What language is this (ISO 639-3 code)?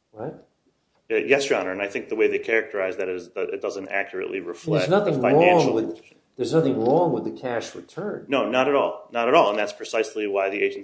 eng